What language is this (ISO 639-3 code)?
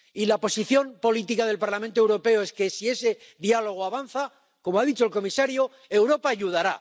spa